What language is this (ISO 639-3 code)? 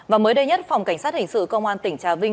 vie